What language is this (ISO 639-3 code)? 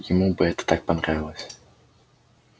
rus